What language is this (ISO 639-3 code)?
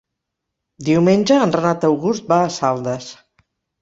cat